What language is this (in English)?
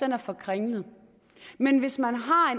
Danish